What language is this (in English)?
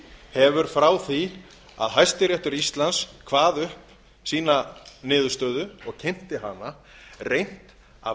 Icelandic